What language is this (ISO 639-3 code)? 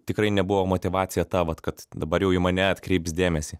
lit